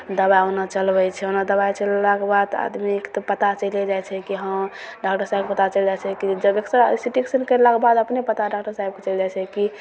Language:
Maithili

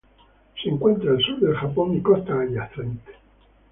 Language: Spanish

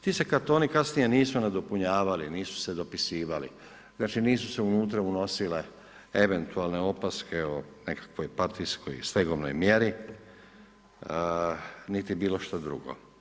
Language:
Croatian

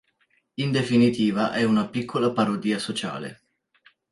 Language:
Italian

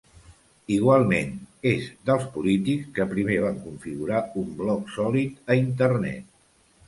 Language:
Catalan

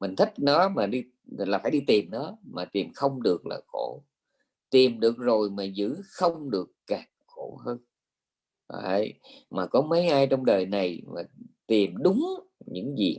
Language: Vietnamese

